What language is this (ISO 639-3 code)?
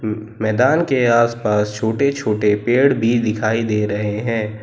hin